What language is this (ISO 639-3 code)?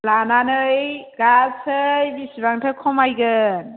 brx